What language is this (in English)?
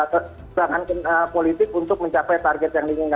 Indonesian